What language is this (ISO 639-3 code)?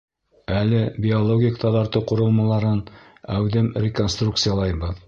bak